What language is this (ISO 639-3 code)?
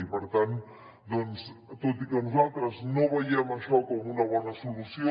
cat